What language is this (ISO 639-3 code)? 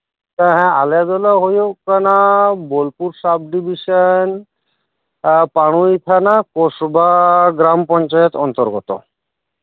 sat